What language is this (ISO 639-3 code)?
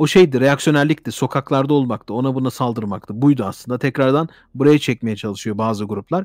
tur